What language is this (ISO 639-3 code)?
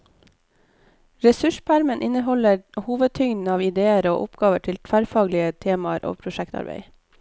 nor